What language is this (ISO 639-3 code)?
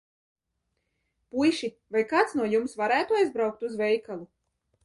lav